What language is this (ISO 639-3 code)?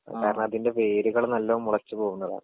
mal